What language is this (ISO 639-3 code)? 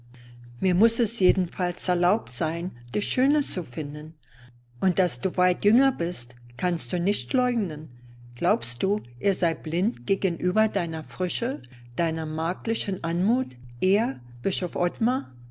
deu